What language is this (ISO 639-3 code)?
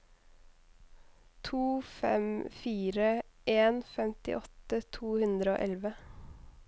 nor